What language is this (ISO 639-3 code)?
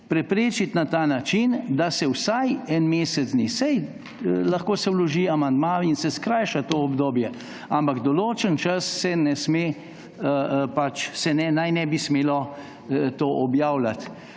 slv